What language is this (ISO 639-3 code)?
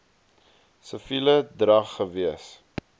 afr